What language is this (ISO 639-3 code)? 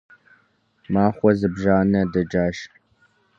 kbd